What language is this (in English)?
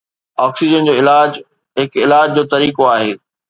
Sindhi